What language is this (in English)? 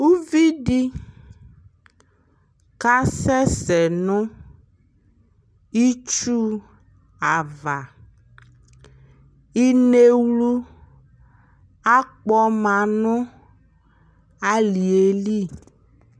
Ikposo